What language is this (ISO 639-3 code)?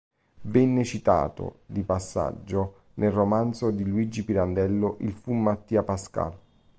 ita